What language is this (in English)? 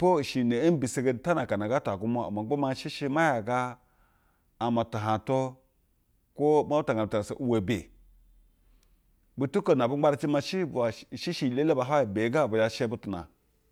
Basa (Nigeria)